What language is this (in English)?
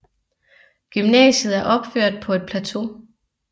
Danish